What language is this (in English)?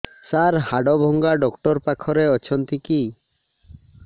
Odia